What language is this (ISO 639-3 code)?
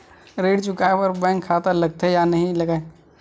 hne